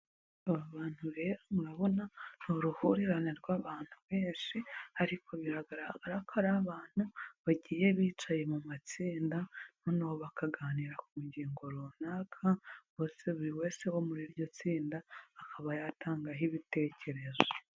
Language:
Kinyarwanda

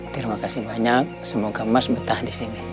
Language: Indonesian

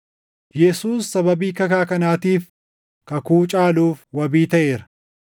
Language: Oromo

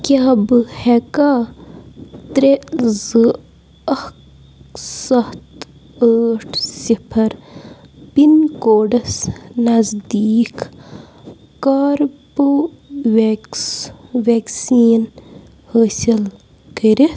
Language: Kashmiri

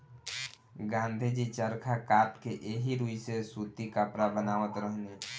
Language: Bhojpuri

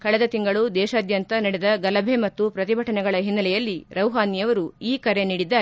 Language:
Kannada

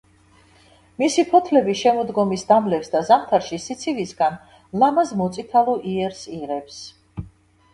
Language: Georgian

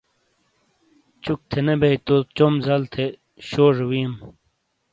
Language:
Shina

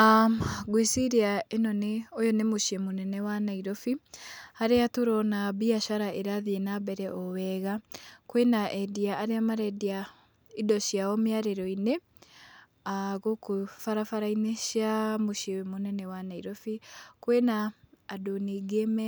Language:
Kikuyu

